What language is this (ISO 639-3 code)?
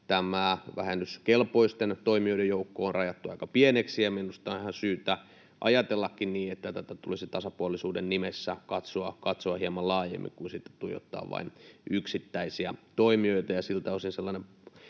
fin